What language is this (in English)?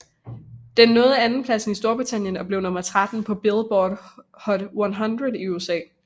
Danish